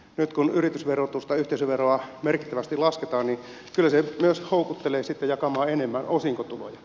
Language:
Finnish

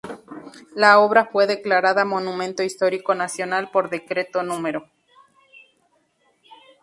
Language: Spanish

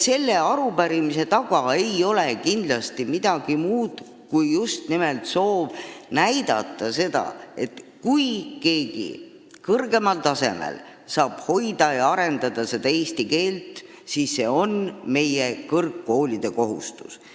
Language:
Estonian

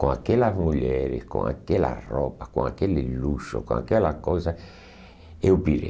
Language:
Portuguese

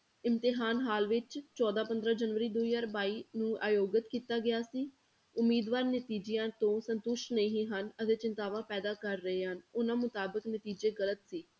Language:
Punjabi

